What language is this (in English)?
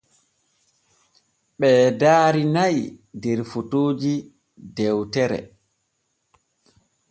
Borgu Fulfulde